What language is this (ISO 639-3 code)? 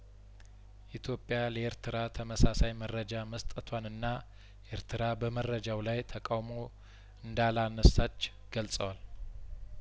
amh